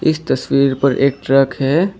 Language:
Hindi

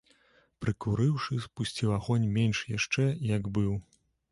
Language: Belarusian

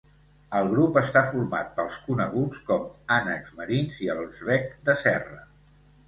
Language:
Catalan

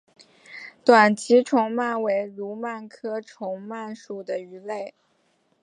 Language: Chinese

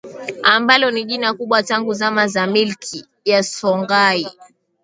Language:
Swahili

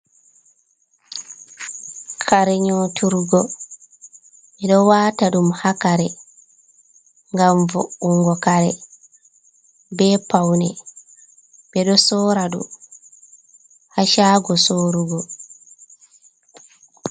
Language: Fula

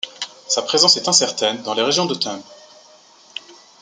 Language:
French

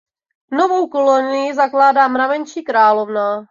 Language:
Czech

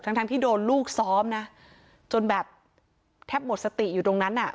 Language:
Thai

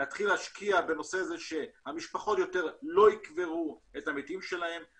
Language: Hebrew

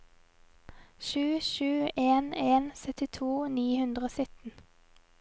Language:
Norwegian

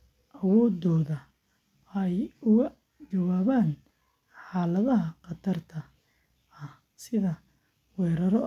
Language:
Somali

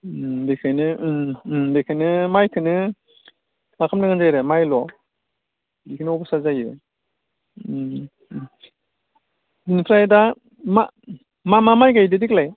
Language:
Bodo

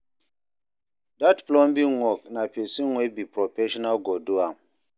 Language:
Nigerian Pidgin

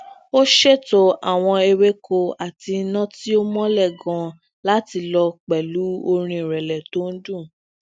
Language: Yoruba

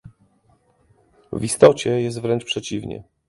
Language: Polish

